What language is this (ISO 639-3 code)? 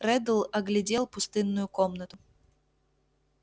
rus